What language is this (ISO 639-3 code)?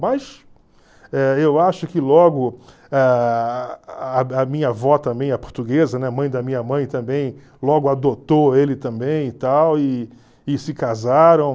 por